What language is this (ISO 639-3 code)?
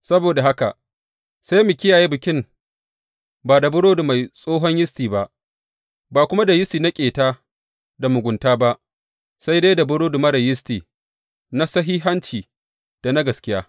hau